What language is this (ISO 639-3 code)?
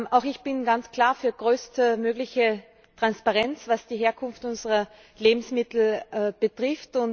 deu